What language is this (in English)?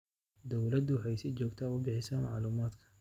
Somali